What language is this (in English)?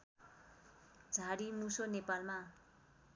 Nepali